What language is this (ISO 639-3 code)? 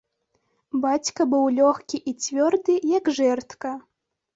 bel